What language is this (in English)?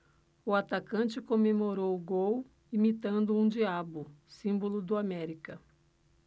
Portuguese